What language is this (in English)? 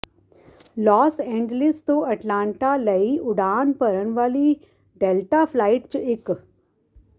Punjabi